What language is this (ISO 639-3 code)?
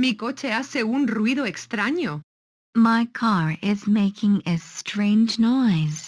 spa